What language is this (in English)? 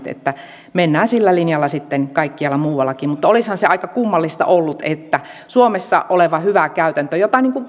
Finnish